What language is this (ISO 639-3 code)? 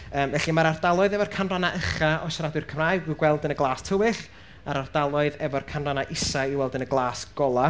cym